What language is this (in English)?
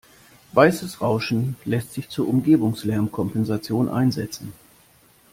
German